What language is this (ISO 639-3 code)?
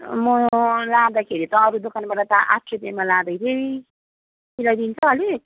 nep